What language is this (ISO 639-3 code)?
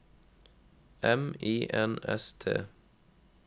nor